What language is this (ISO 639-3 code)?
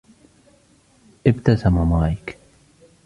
ara